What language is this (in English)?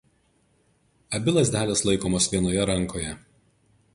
Lithuanian